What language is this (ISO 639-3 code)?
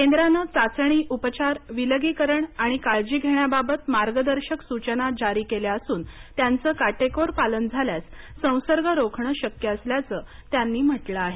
mar